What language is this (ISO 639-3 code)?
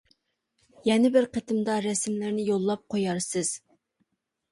uig